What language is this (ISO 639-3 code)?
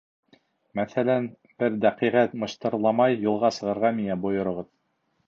bak